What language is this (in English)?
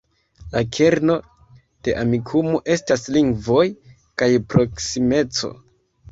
Esperanto